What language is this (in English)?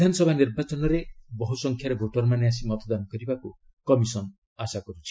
Odia